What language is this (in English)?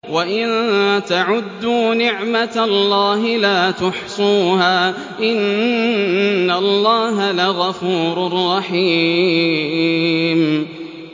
Arabic